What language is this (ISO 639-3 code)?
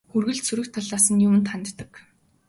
mon